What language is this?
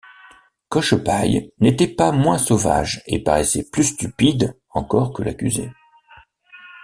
French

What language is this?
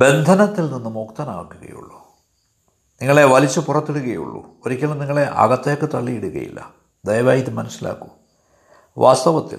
Malayalam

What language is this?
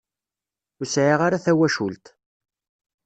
Kabyle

